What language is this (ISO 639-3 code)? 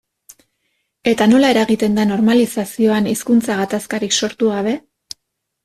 eus